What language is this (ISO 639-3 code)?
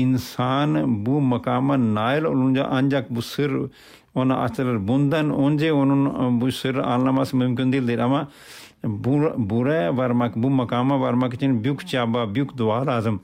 tur